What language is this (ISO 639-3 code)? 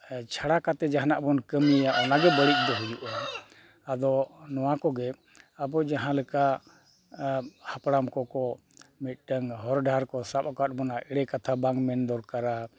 sat